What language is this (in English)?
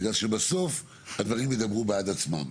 Hebrew